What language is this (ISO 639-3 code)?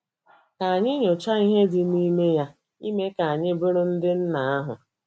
ibo